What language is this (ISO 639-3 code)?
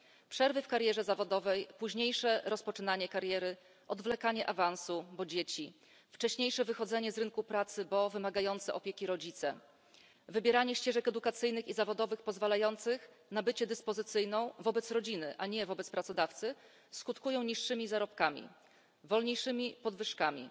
pol